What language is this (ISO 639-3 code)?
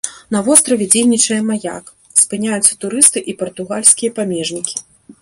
bel